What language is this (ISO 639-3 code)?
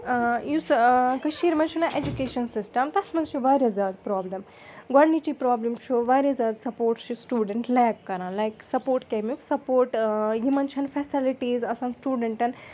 kas